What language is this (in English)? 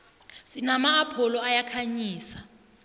South Ndebele